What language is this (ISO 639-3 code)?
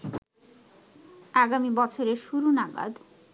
ben